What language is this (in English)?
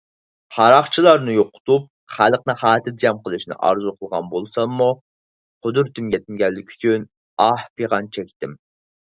Uyghur